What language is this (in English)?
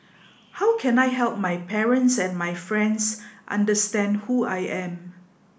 English